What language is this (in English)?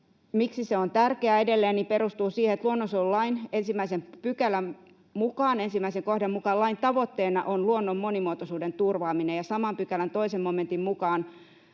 Finnish